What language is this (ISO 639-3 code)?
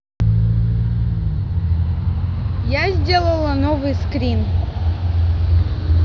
rus